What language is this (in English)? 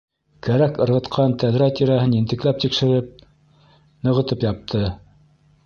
Bashkir